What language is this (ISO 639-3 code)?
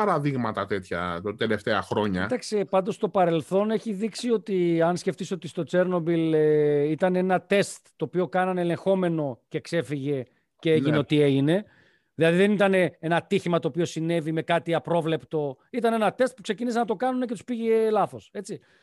ell